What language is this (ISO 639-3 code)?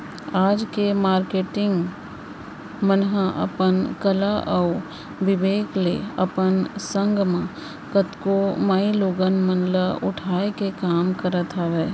hne